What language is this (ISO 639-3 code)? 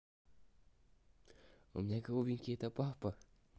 rus